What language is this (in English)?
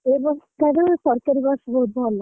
Odia